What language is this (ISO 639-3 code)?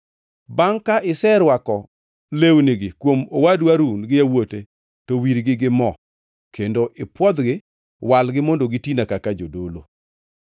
luo